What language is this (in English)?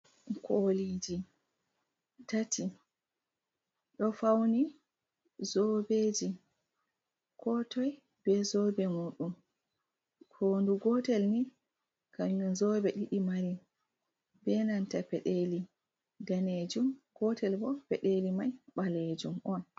Fula